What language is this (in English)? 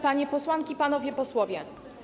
Polish